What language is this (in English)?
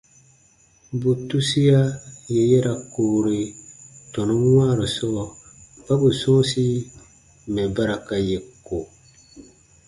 Baatonum